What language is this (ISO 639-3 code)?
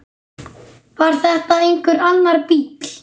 isl